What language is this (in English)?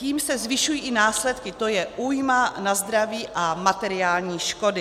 Czech